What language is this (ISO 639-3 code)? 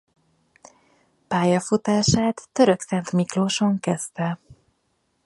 hun